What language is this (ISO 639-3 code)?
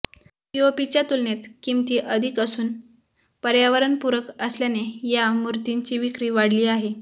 mar